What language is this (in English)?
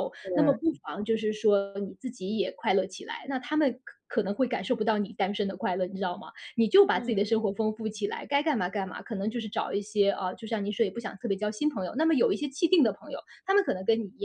Chinese